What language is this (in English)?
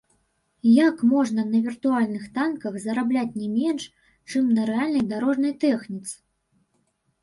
Belarusian